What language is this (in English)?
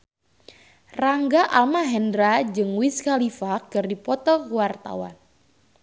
Sundanese